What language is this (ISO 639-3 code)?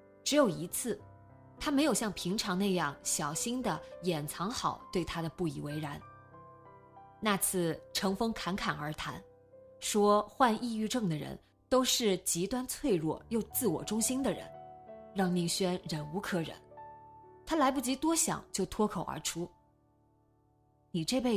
zho